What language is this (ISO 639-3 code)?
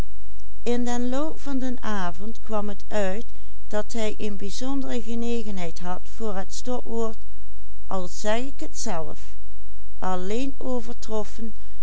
nld